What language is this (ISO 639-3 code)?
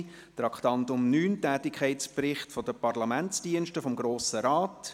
gsw